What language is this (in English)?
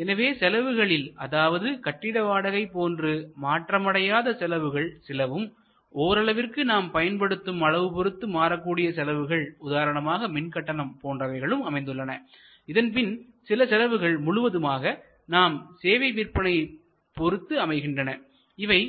Tamil